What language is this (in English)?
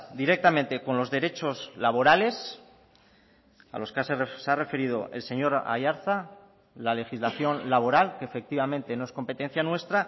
Spanish